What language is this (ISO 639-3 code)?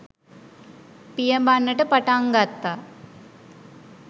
sin